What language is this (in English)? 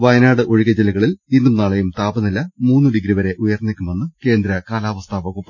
Malayalam